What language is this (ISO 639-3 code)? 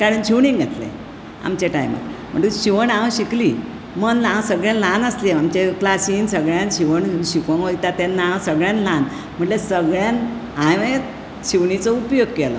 kok